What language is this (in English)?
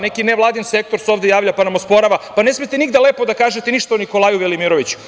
Serbian